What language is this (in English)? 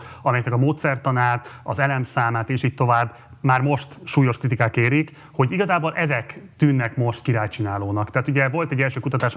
Hungarian